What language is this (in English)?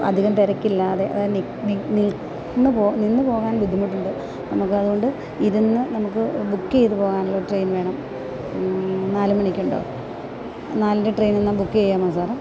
Malayalam